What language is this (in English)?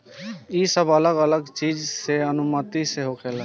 Bhojpuri